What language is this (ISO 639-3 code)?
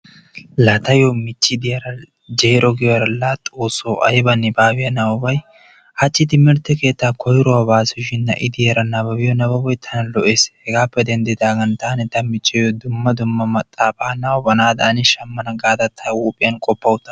wal